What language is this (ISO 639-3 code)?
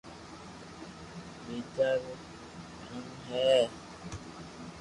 lrk